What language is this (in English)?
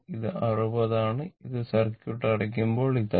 Malayalam